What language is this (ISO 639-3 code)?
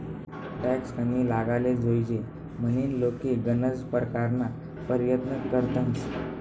mar